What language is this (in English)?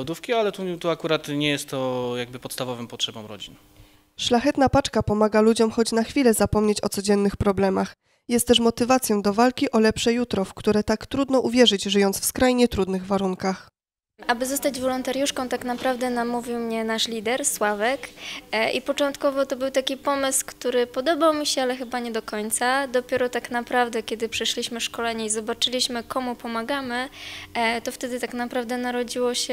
Polish